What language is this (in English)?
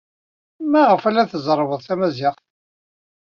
Kabyle